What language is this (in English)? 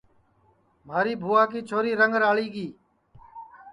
Sansi